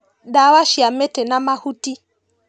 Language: Kikuyu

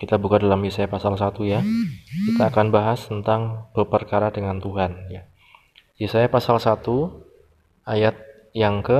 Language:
Indonesian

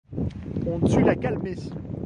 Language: French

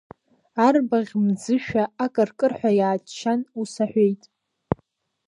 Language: Abkhazian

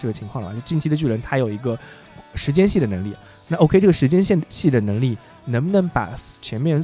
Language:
Chinese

